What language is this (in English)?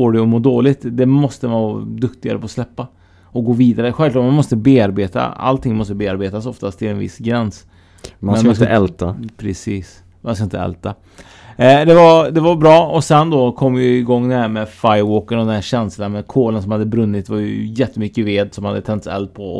Swedish